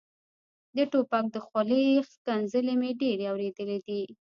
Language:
Pashto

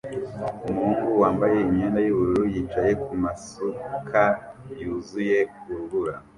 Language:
Kinyarwanda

